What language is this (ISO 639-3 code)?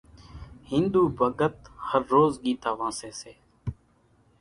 gjk